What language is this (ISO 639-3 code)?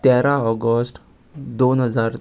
kok